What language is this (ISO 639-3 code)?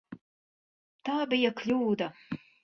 lav